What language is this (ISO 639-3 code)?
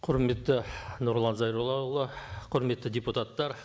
kaz